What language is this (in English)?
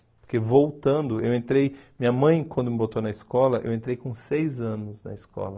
Portuguese